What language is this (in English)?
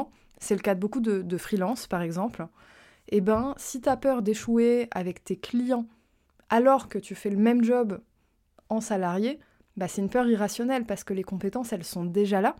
French